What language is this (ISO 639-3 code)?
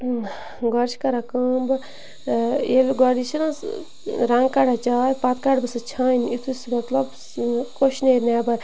kas